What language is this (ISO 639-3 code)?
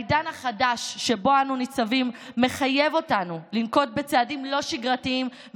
heb